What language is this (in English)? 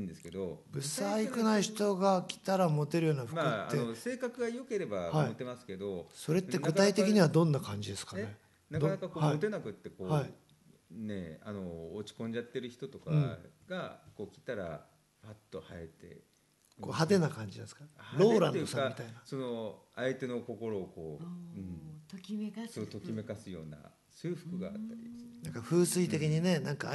Japanese